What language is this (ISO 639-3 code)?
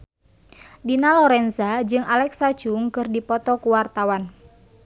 sun